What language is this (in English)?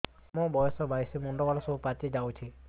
Odia